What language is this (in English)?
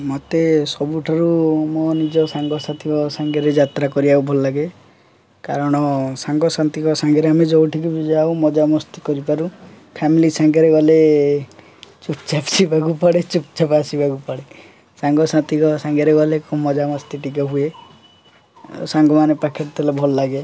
Odia